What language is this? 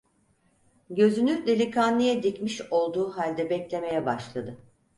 Turkish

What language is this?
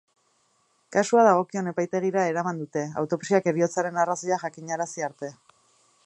Basque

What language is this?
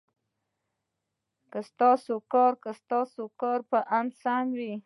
Pashto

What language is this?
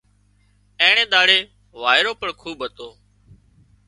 Wadiyara Koli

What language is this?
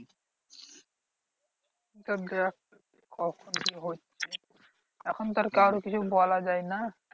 Bangla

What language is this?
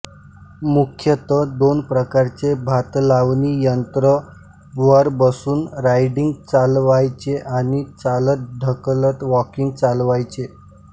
Marathi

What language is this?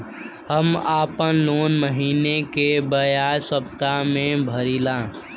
Bhojpuri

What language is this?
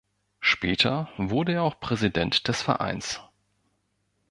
German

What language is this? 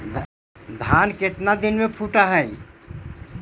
Magahi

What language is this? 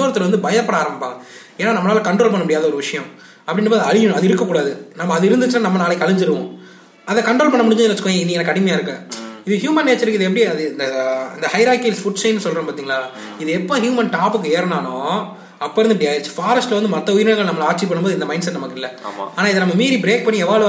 Tamil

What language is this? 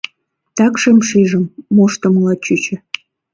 Mari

